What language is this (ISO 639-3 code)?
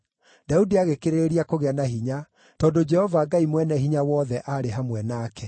kik